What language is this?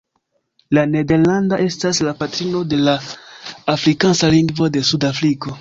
Esperanto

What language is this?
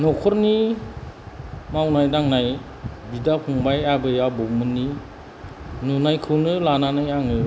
Bodo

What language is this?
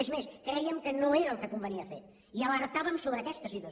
Catalan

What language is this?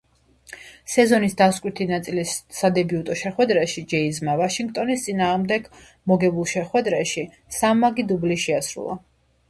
Georgian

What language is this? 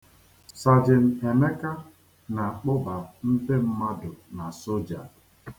Igbo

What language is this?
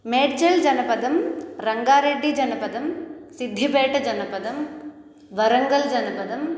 Sanskrit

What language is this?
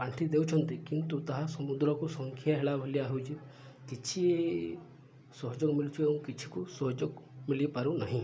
Odia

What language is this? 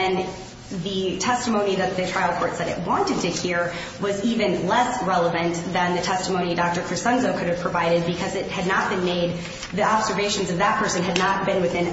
English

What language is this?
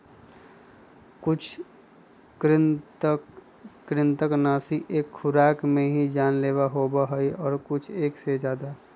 Magahi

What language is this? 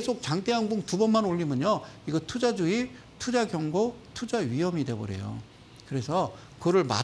Korean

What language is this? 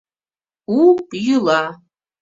Mari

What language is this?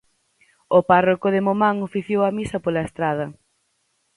Galician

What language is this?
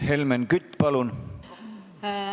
Estonian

